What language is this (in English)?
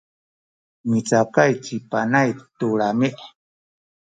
Sakizaya